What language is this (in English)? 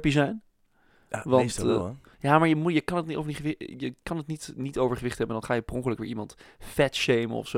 Dutch